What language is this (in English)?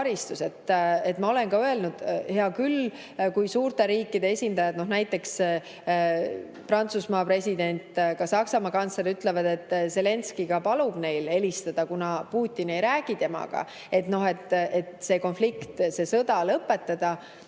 Estonian